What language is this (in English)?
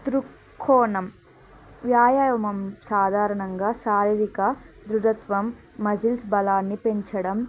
Telugu